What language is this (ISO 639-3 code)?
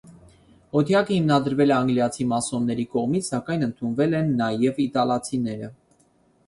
hye